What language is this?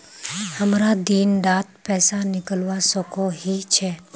Magahi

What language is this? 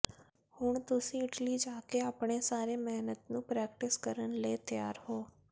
Punjabi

